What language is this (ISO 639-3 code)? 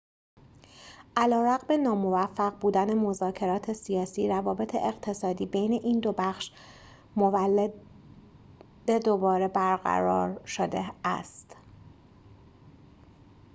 fas